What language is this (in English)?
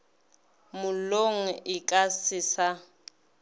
Northern Sotho